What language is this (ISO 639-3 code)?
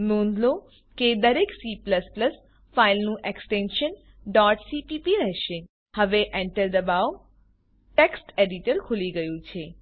guj